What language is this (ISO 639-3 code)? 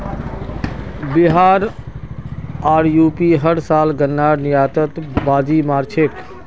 mag